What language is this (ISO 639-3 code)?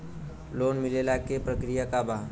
bho